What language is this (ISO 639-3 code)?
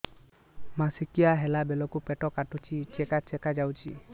ori